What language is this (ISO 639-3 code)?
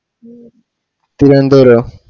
mal